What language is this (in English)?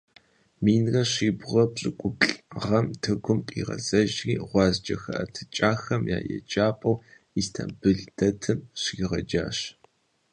Kabardian